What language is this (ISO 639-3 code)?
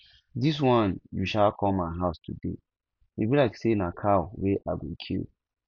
pcm